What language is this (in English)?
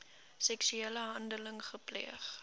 Afrikaans